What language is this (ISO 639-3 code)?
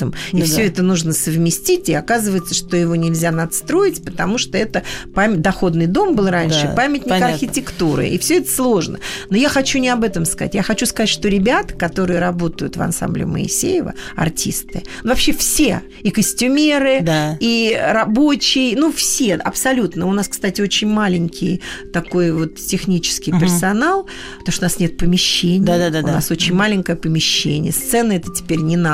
rus